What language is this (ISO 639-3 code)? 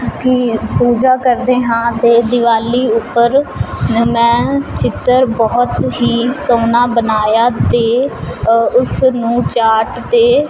pan